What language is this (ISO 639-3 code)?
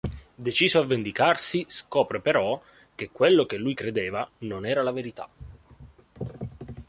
ita